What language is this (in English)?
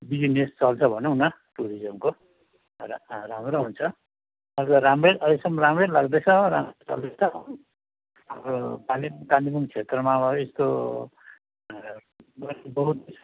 Nepali